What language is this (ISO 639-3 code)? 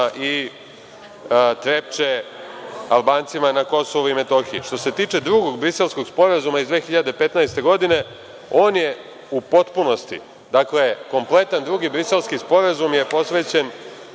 srp